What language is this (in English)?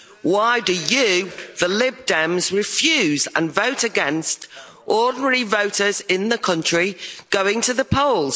English